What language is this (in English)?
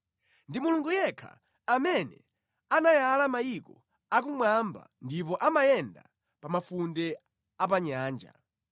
Nyanja